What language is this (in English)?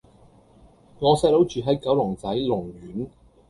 Cantonese